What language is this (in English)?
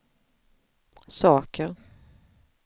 Swedish